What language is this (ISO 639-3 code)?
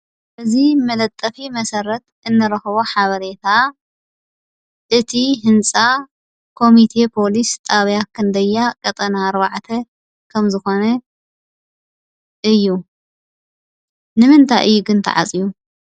tir